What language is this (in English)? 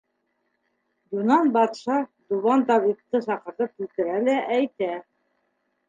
Bashkir